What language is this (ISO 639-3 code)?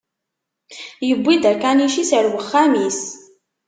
kab